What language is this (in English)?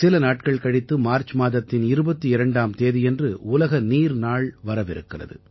Tamil